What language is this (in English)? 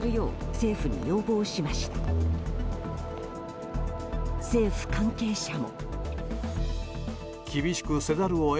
Japanese